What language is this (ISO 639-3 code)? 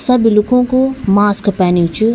gbm